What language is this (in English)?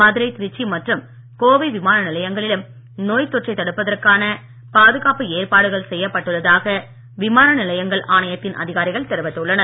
Tamil